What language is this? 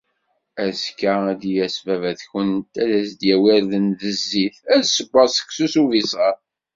Kabyle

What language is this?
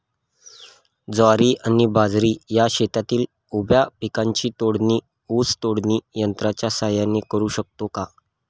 Marathi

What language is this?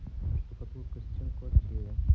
Russian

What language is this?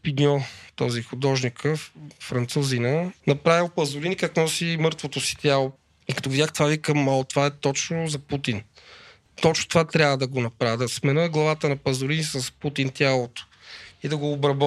Bulgarian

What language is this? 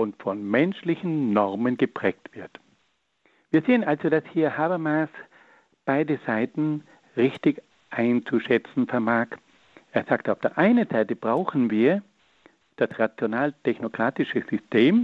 German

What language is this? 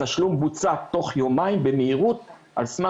Hebrew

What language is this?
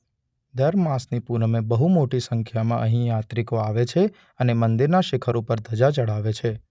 Gujarati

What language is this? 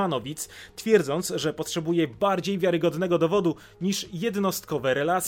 Polish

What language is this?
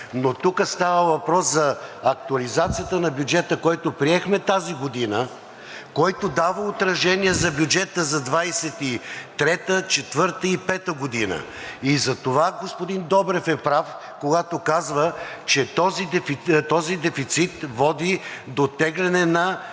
Bulgarian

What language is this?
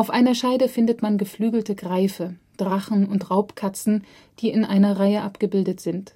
German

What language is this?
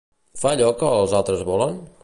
Catalan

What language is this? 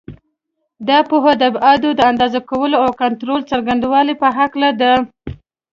Pashto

